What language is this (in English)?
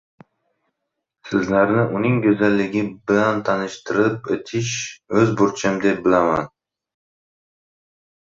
Uzbek